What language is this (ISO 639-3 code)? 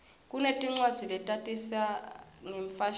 ssw